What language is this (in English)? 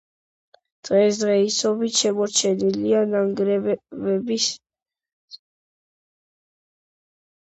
Georgian